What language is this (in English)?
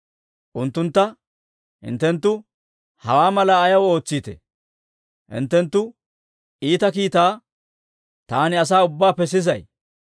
Dawro